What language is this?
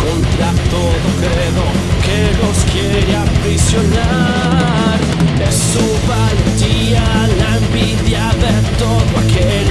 Italian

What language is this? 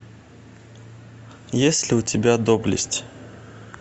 Russian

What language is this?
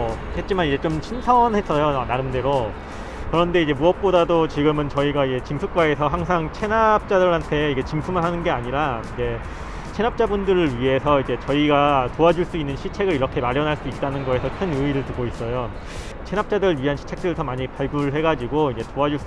Korean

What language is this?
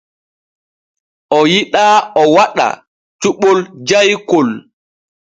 Borgu Fulfulde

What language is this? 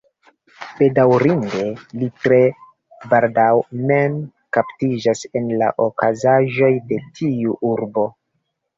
Esperanto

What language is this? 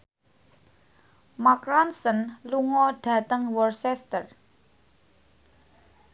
Javanese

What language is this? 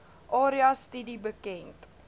Afrikaans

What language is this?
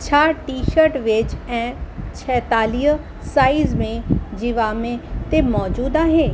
Sindhi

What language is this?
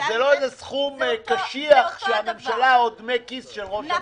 Hebrew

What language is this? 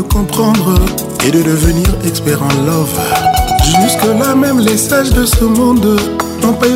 French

